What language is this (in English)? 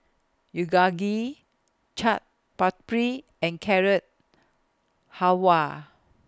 English